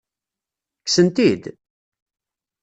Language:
Kabyle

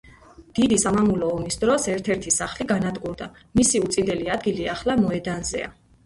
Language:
Georgian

